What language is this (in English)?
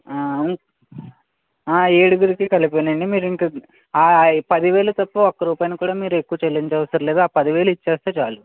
Telugu